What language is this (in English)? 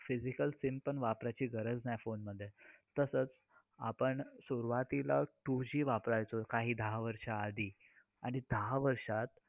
Marathi